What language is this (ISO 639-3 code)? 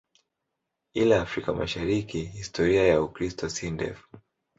swa